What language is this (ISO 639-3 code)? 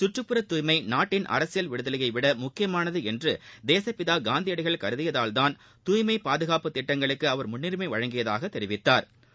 tam